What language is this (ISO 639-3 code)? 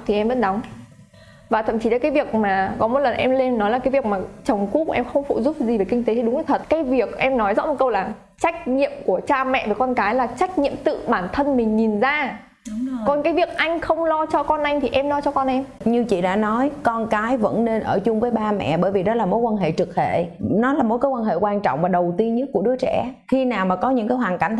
vie